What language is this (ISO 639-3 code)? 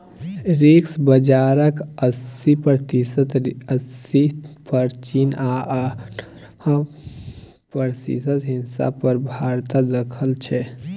mai